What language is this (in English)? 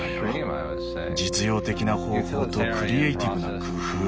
Japanese